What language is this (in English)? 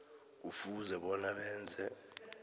South Ndebele